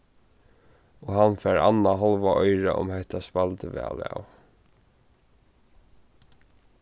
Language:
Faroese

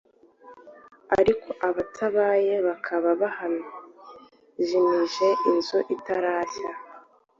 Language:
Kinyarwanda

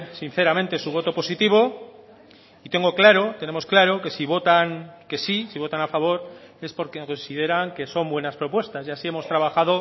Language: Spanish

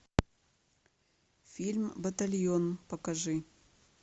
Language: Russian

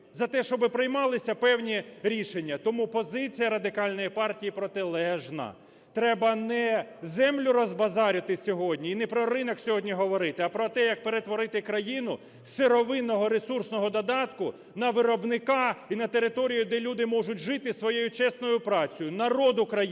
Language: Ukrainian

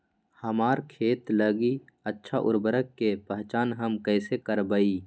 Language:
Magahi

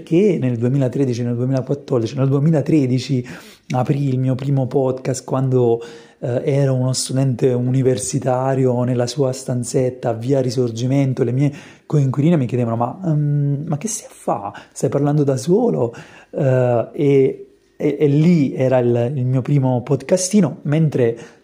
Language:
Italian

